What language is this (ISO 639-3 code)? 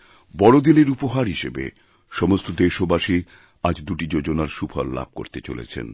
ben